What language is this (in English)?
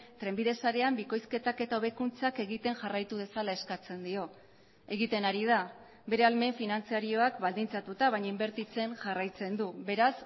Basque